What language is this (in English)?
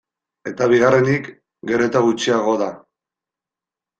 Basque